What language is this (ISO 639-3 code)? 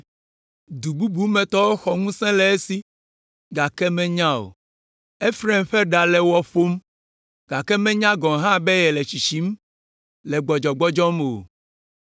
ewe